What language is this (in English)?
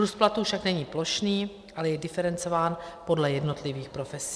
Czech